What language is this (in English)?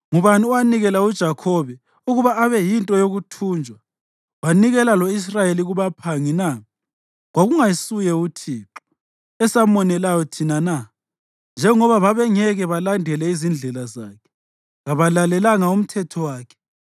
North Ndebele